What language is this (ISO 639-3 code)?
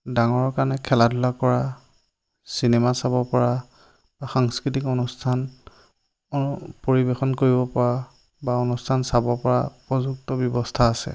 asm